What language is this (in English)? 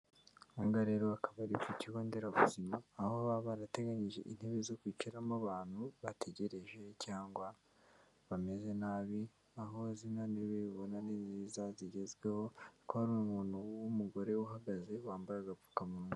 Kinyarwanda